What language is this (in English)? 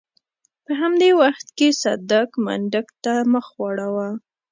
Pashto